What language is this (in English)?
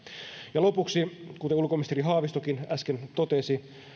Finnish